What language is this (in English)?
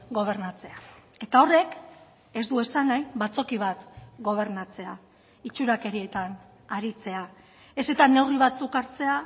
Basque